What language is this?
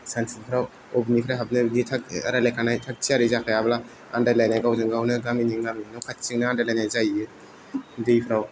Bodo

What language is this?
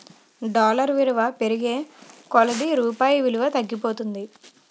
Telugu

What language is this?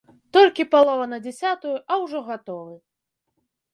Belarusian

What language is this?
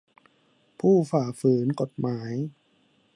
Thai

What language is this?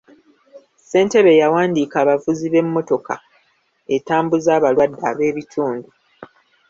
Ganda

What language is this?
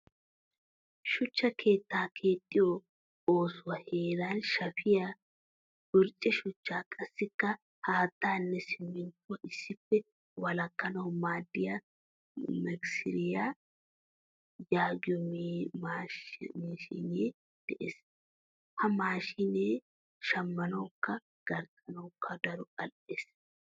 Wolaytta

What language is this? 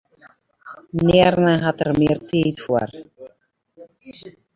Western Frisian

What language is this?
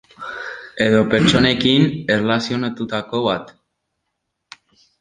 Basque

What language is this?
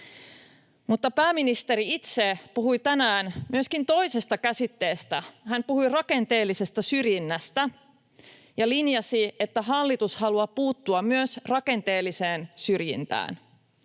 Finnish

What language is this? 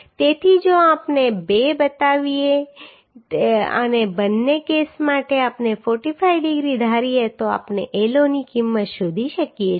Gujarati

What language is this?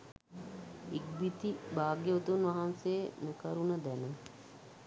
Sinhala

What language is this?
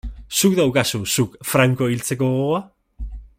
Basque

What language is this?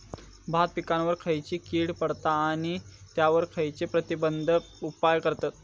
Marathi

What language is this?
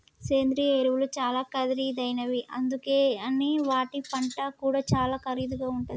Telugu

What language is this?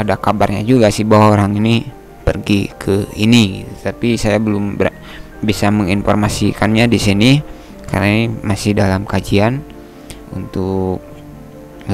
Indonesian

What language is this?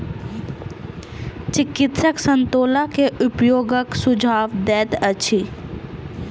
Maithili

